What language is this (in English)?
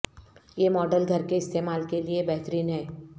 Urdu